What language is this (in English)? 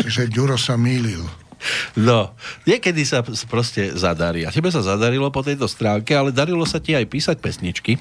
Slovak